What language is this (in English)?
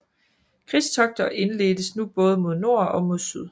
Danish